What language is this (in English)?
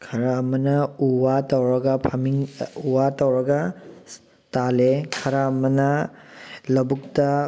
Manipuri